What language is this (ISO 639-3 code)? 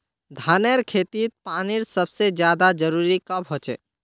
mag